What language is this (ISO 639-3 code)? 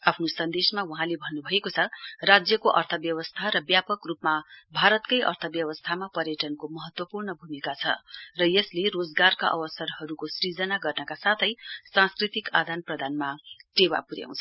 nep